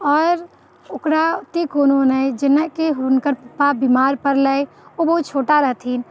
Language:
Maithili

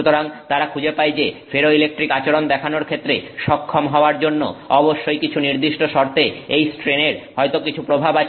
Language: Bangla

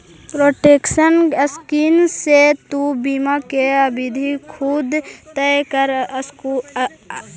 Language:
Magahi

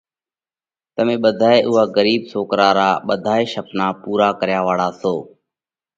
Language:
Parkari Koli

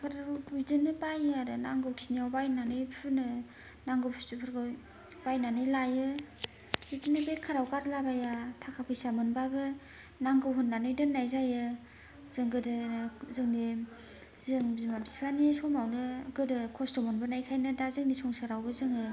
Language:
Bodo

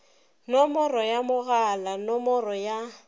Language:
Northern Sotho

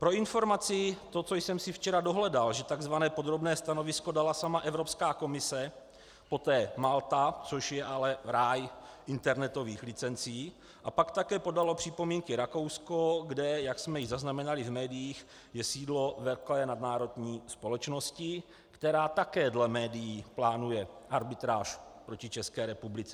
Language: Czech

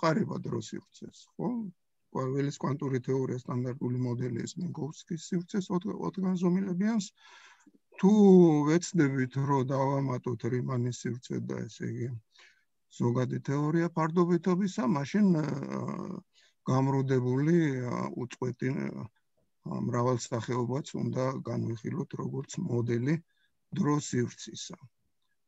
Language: Romanian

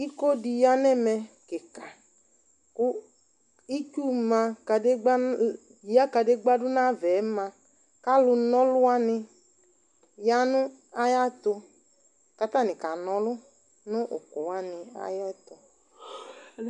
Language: Ikposo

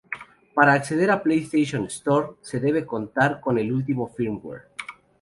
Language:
Spanish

